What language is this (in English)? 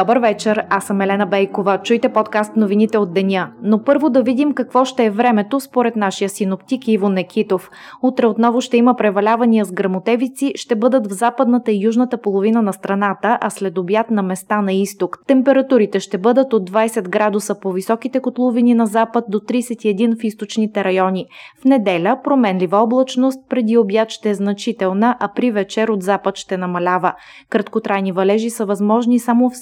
Bulgarian